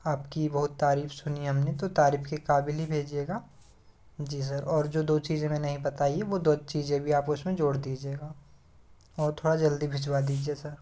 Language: Hindi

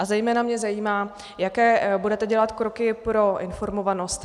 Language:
Czech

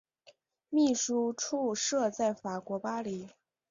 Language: Chinese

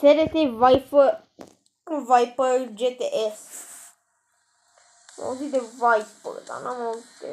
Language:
Romanian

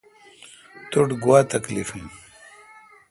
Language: Kalkoti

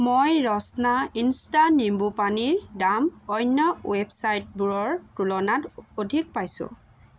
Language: Assamese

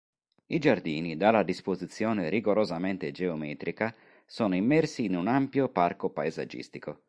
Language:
Italian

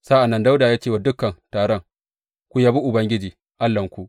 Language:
Hausa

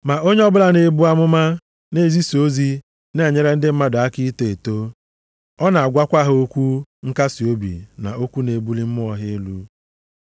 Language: Igbo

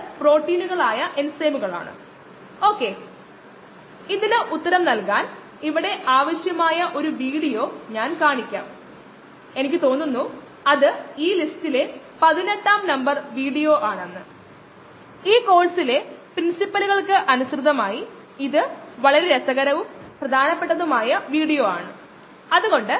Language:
Malayalam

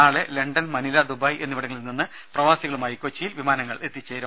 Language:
Malayalam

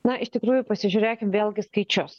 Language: Lithuanian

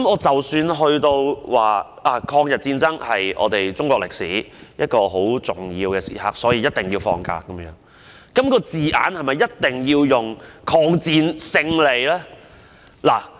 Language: Cantonese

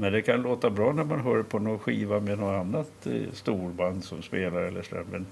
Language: Swedish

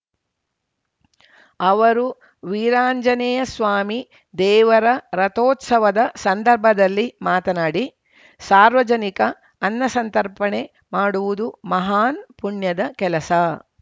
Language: Kannada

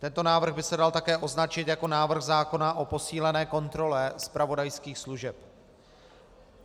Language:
Czech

